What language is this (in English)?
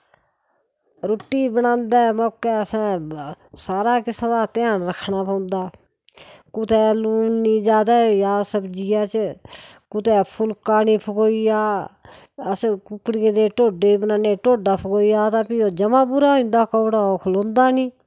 Dogri